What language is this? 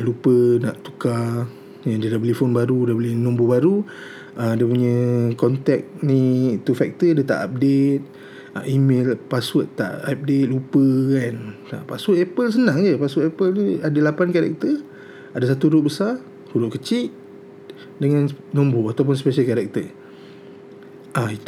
Malay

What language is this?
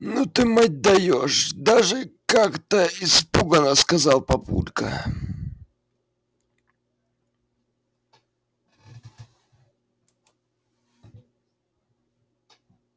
Russian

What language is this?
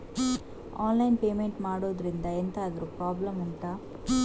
Kannada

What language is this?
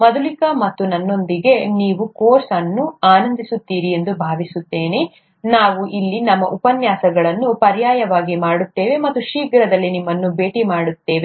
Kannada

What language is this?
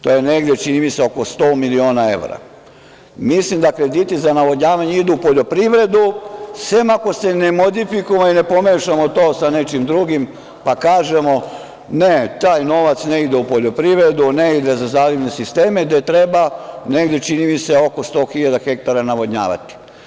Serbian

